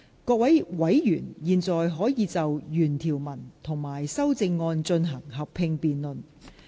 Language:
Cantonese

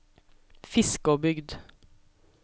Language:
Norwegian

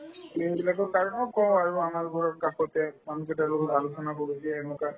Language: Assamese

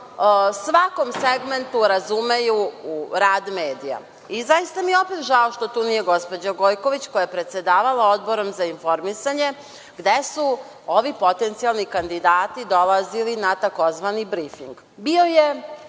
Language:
Serbian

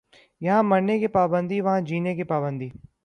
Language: Urdu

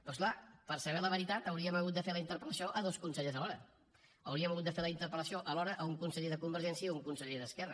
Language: Catalan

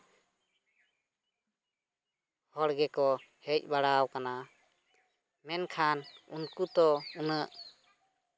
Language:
Santali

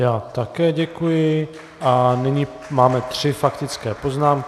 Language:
Czech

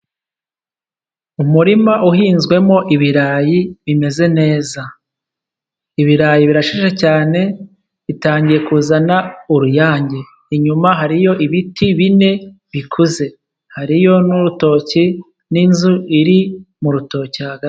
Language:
Kinyarwanda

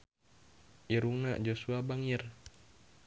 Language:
Sundanese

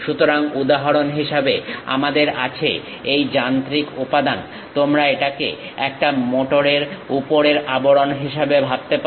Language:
Bangla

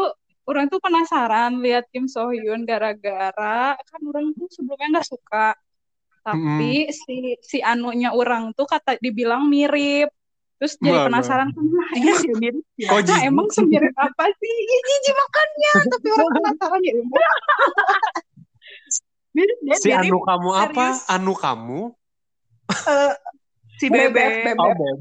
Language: Indonesian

